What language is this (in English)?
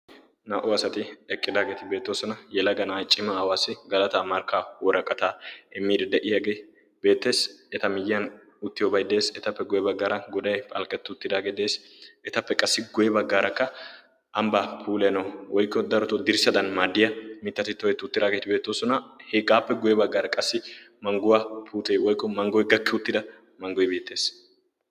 Wolaytta